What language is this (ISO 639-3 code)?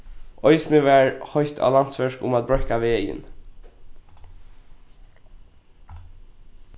fao